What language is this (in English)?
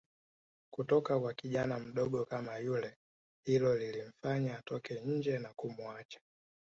Swahili